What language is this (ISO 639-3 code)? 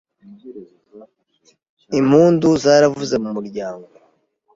kin